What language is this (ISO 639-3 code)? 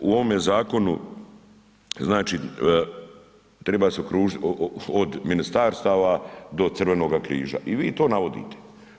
hrv